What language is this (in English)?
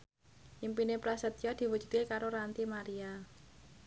Javanese